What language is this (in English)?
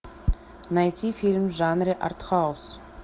Russian